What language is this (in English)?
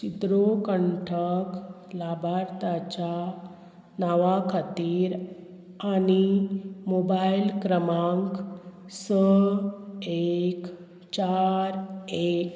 Konkani